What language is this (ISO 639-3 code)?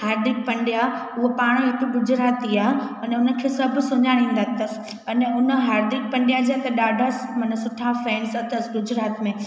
snd